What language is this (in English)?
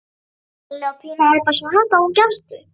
Icelandic